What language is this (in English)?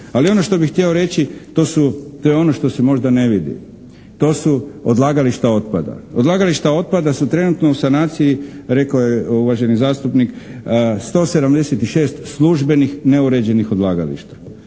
Croatian